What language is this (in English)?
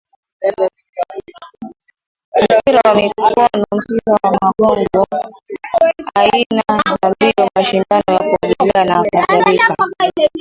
Swahili